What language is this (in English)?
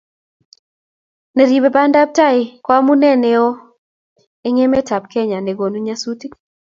Kalenjin